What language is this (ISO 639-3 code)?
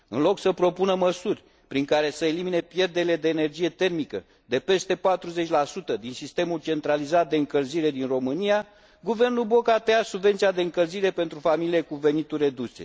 ron